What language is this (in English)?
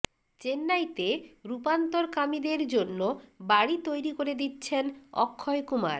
Bangla